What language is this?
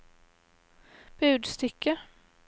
Norwegian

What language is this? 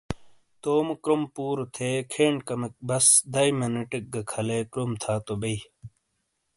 Shina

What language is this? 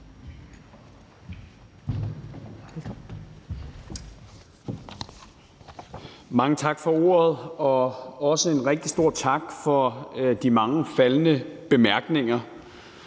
Danish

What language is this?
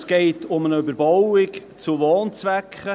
Swiss German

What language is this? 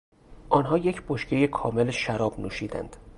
Persian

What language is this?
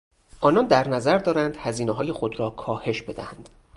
Persian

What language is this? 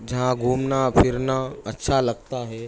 Urdu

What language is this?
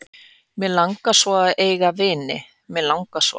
Icelandic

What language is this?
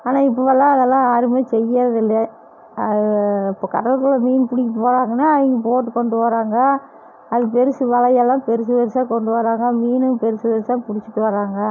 Tamil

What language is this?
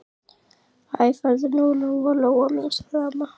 Icelandic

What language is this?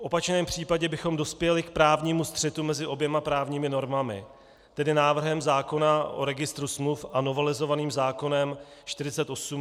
Czech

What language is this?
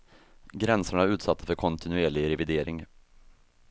Swedish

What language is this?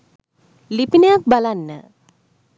Sinhala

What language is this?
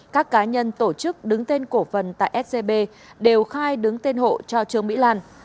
Vietnamese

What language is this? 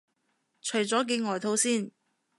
Cantonese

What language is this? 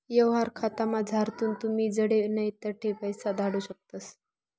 Marathi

